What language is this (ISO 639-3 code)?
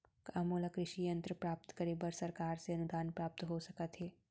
hne